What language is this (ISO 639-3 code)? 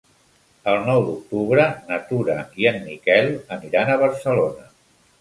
cat